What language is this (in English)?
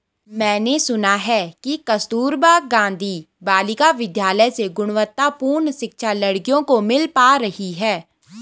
Hindi